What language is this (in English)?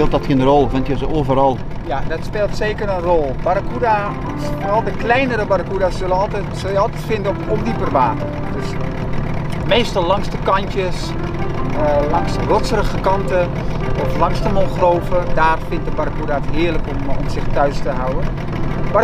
Dutch